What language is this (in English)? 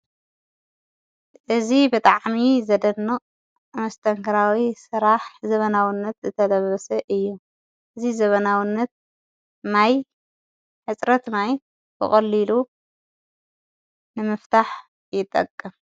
Tigrinya